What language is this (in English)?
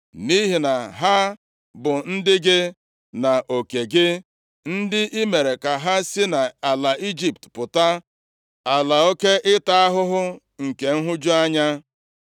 Igbo